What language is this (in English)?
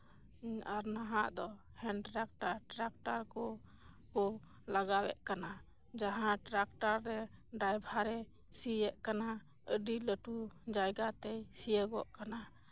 Santali